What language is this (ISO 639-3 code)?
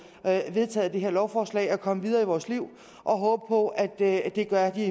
dan